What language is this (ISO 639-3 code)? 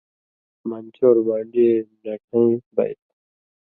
mvy